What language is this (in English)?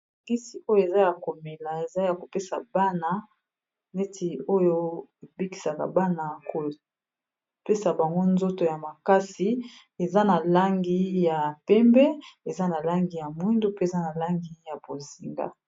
Lingala